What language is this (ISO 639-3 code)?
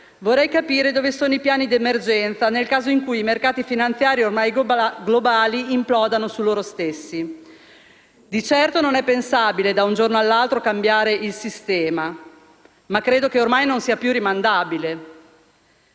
ita